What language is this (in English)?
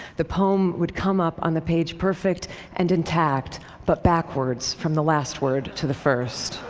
English